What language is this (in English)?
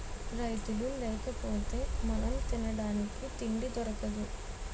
Telugu